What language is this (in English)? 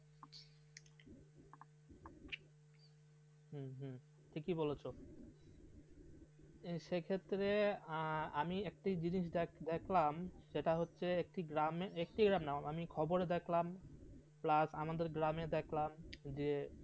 Bangla